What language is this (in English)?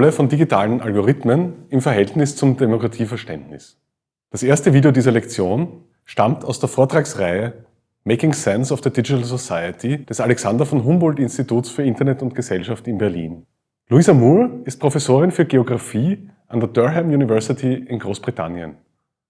German